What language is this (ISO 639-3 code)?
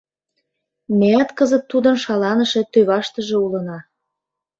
chm